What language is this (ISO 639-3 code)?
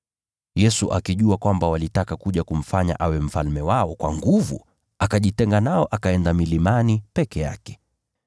swa